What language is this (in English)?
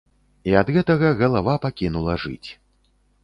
Belarusian